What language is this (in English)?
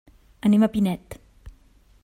Catalan